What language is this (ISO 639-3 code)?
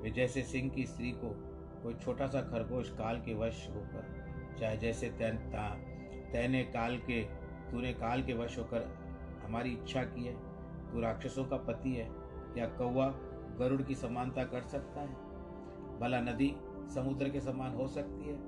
hin